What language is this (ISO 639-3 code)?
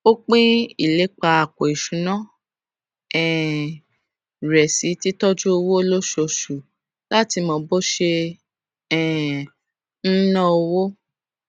yor